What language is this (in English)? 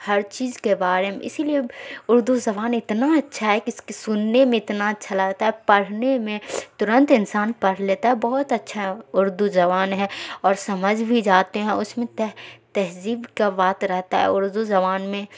Urdu